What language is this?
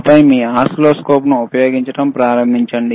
Telugu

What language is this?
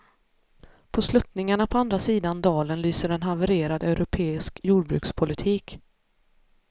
Swedish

